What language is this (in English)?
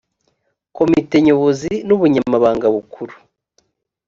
Kinyarwanda